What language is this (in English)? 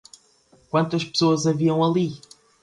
Portuguese